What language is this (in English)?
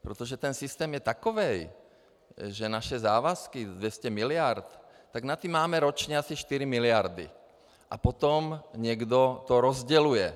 Czech